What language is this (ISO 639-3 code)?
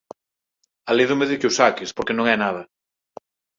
glg